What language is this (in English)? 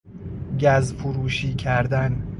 Persian